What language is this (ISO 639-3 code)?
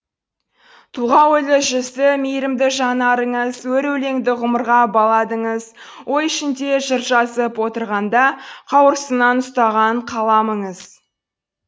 kaz